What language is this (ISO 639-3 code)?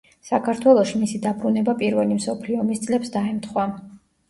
kat